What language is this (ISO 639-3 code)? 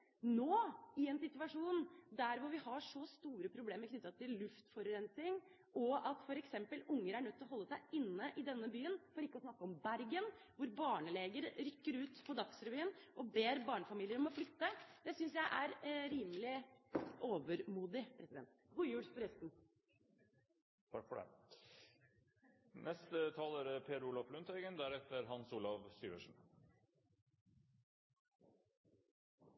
nor